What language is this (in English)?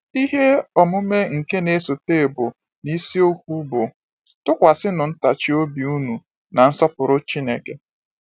Igbo